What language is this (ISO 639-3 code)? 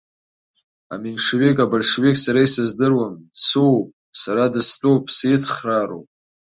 abk